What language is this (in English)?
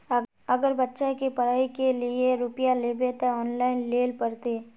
Magahi